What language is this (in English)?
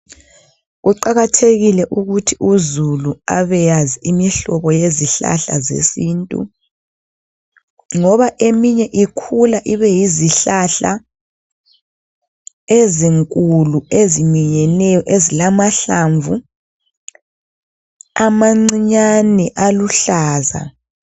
North Ndebele